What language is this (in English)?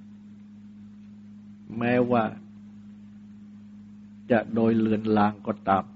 Thai